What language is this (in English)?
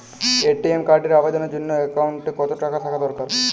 Bangla